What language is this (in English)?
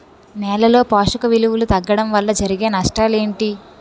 Telugu